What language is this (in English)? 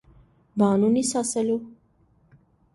Armenian